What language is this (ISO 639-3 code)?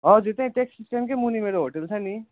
nep